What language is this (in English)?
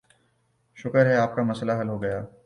Urdu